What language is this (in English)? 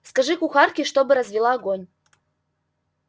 Russian